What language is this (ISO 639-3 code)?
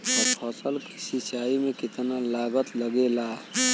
bho